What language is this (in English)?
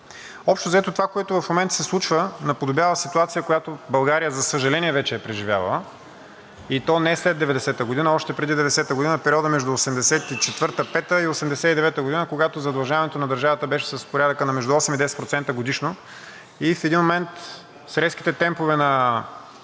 Bulgarian